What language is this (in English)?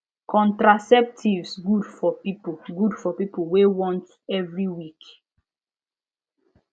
Nigerian Pidgin